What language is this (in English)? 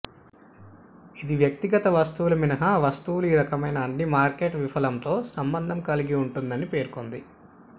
Telugu